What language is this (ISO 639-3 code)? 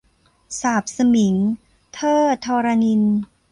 tha